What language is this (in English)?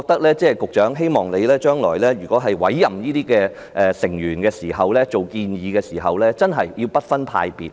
Cantonese